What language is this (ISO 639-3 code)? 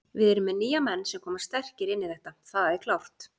isl